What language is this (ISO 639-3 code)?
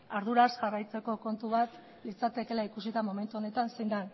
eus